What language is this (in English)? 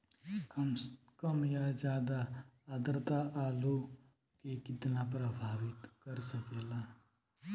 Bhojpuri